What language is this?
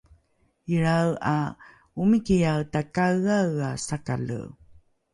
Rukai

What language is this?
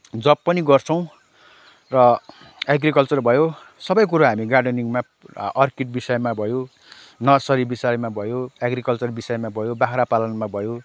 Nepali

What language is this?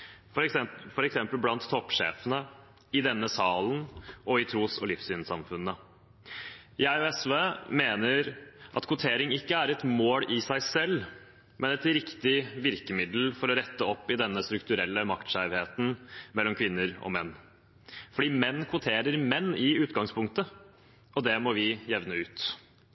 Norwegian Bokmål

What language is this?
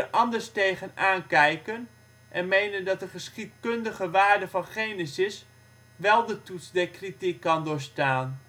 Dutch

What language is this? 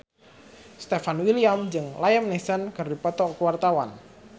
Sundanese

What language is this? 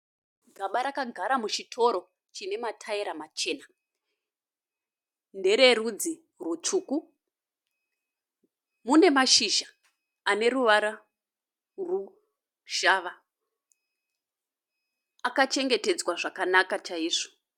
Shona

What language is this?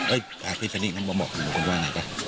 Thai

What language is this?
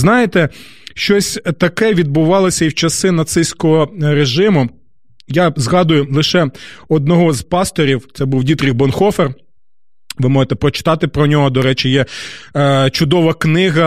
Ukrainian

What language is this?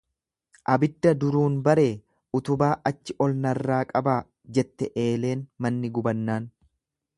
Oromo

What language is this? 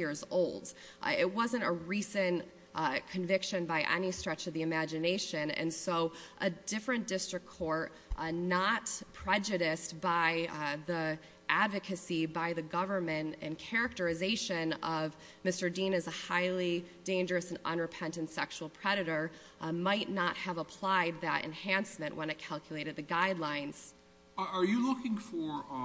English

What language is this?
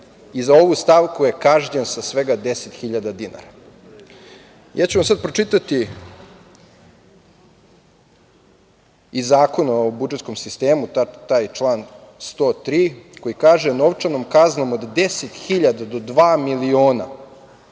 Serbian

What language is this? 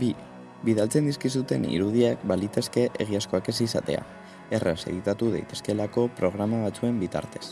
Basque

